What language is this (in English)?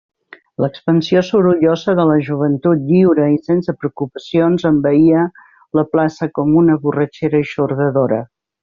Catalan